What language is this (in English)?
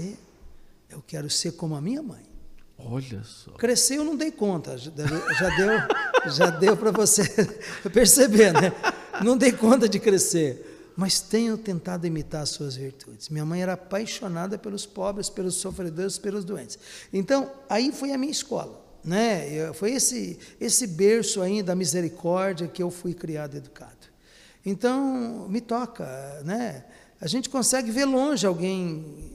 Portuguese